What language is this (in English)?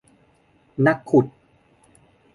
Thai